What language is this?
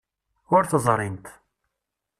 Kabyle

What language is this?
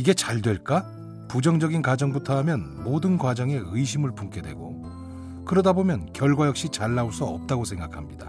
Korean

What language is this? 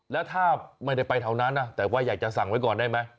Thai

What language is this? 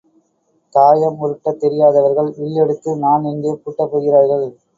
Tamil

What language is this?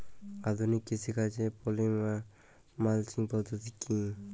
Bangla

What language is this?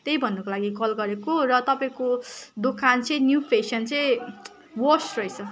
Nepali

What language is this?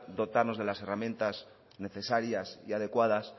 Spanish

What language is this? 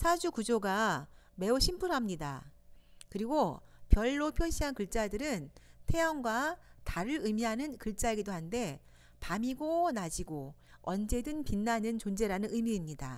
Korean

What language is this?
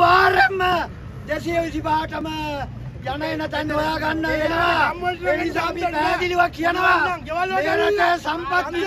Indonesian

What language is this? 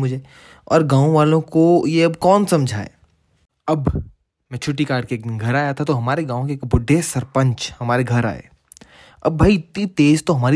Hindi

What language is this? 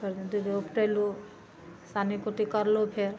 Maithili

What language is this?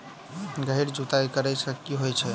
Maithili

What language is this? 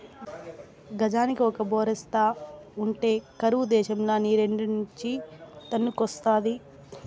Telugu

